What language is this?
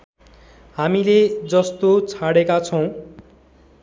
Nepali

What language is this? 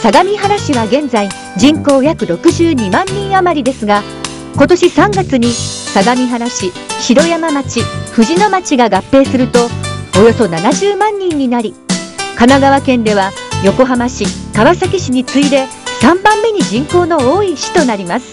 Japanese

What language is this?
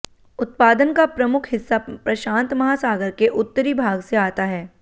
Hindi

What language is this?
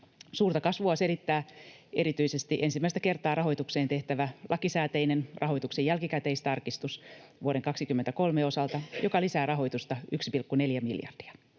Finnish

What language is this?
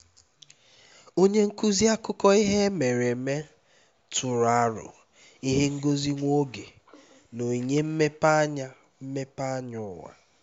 Igbo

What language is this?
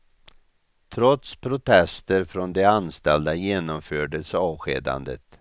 Swedish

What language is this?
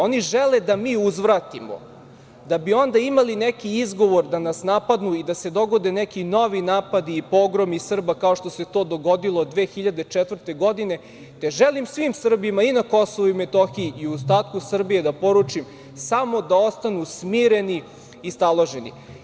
Serbian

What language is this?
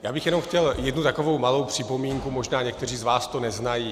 Czech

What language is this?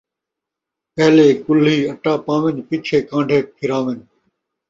Saraiki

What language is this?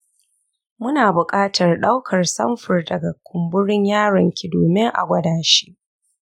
Hausa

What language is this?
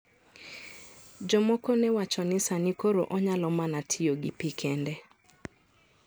Luo (Kenya and Tanzania)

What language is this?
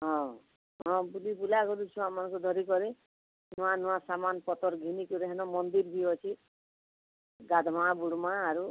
Odia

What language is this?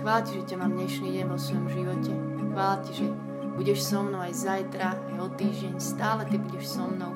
Slovak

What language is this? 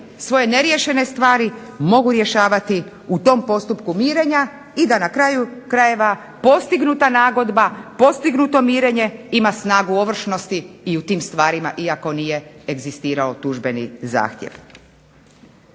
Croatian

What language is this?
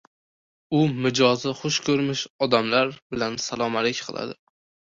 Uzbek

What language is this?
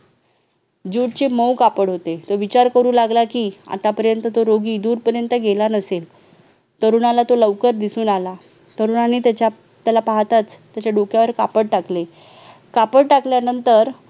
Marathi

